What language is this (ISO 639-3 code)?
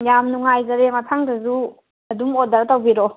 mni